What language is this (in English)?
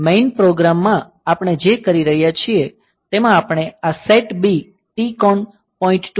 Gujarati